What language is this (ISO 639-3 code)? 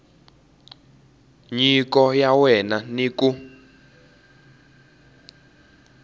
tso